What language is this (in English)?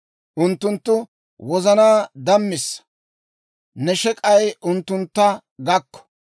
Dawro